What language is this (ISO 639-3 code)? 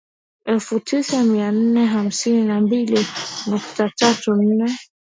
swa